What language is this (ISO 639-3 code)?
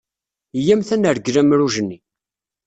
kab